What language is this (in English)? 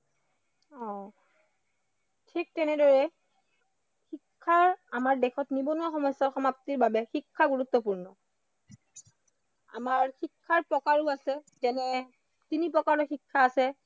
Assamese